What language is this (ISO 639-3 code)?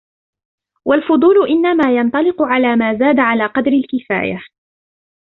ara